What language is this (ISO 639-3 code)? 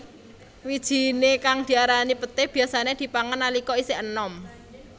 jav